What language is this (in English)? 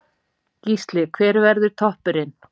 Icelandic